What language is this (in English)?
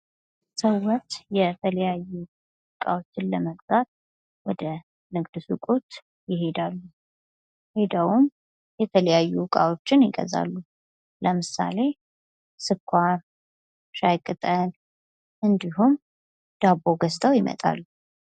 Amharic